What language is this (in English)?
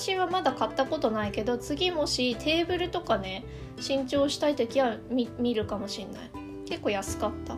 Japanese